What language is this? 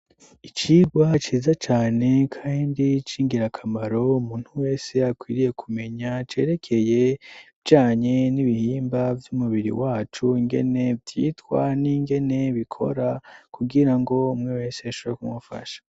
Rundi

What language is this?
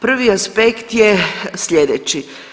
Croatian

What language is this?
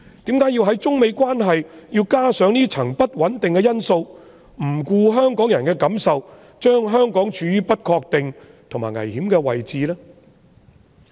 Cantonese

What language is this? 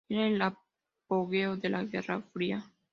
Spanish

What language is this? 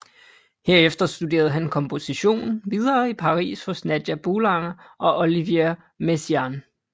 Danish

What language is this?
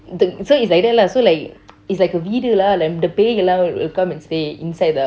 English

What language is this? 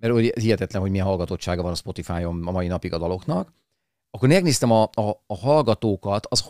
Hungarian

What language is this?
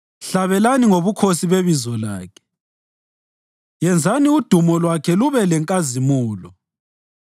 North Ndebele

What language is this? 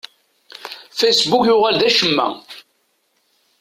Kabyle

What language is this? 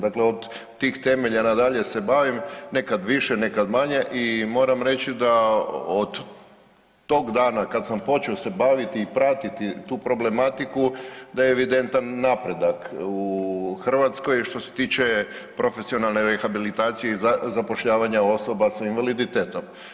Croatian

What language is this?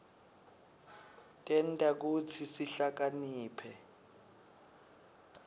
Swati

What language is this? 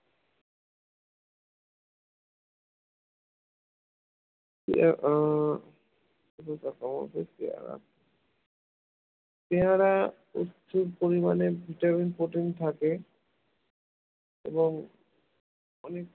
Bangla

